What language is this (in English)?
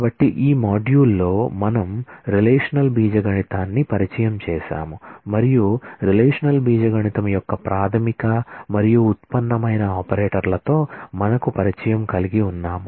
Telugu